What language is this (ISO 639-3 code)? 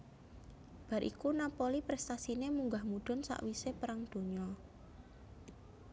jav